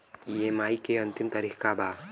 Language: Bhojpuri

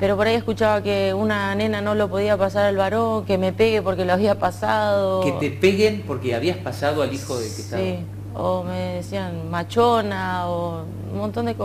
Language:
Spanish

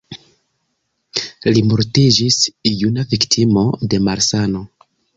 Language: Esperanto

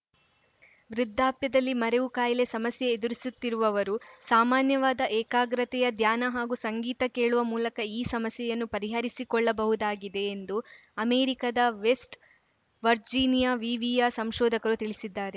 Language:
Kannada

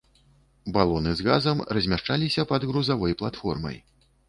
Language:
Belarusian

